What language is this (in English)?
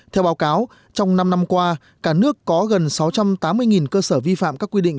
Vietnamese